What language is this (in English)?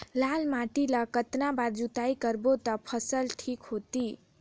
Chhattisgarhi